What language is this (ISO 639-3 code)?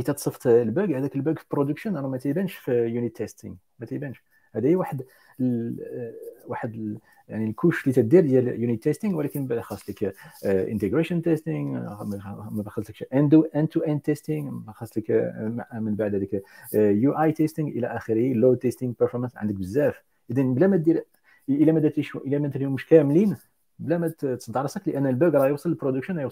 ara